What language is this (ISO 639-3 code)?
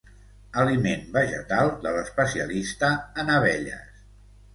cat